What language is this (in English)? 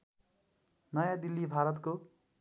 Nepali